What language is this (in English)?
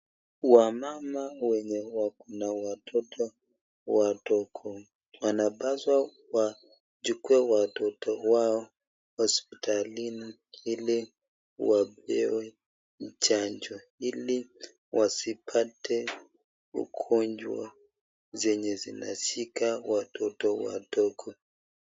Swahili